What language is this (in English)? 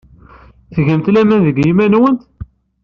Kabyle